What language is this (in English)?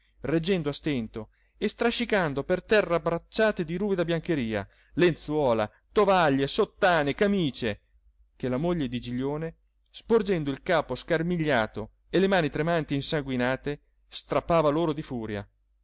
Italian